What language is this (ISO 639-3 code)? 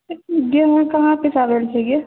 mai